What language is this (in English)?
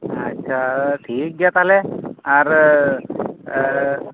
Santali